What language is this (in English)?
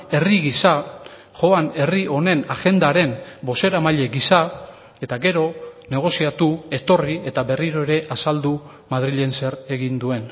Basque